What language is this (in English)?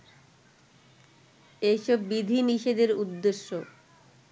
Bangla